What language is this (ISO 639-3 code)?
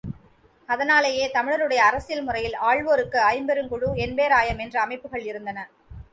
tam